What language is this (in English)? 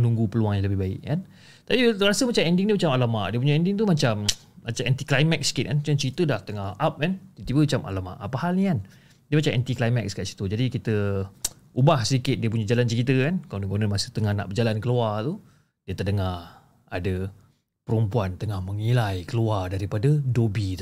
Malay